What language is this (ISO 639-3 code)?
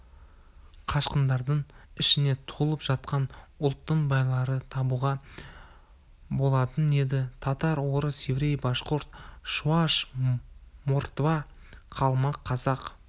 kaz